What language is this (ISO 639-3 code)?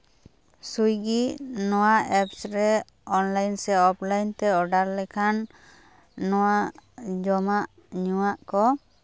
sat